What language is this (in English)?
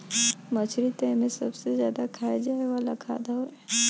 Bhojpuri